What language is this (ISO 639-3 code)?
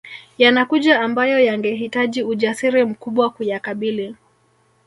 swa